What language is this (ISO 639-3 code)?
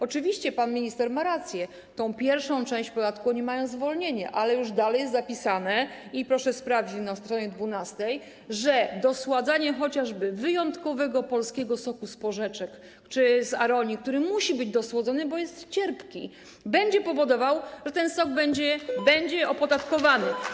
pol